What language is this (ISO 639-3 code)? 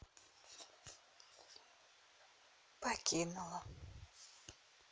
rus